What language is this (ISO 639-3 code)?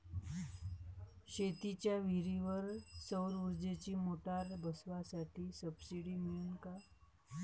mar